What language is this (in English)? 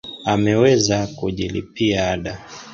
Swahili